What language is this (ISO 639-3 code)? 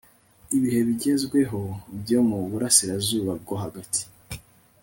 kin